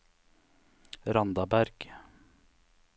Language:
Norwegian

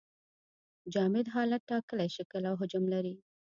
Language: Pashto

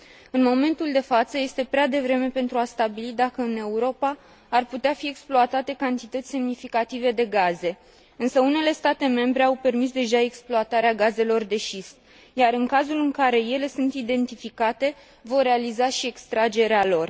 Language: Romanian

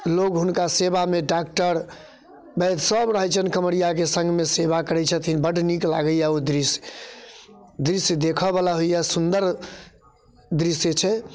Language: Maithili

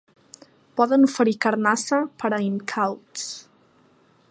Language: Catalan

